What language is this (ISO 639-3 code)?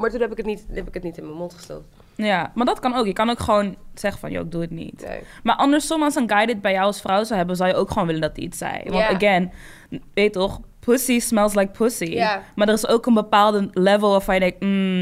nld